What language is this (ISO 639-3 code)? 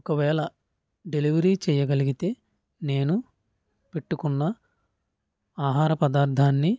tel